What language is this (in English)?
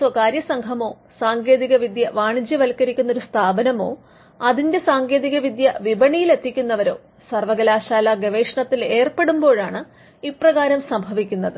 Malayalam